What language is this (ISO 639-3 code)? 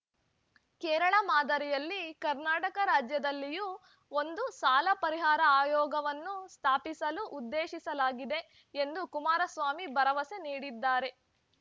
kan